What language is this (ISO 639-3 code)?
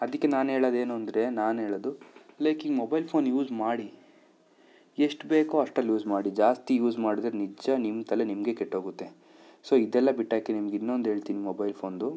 kan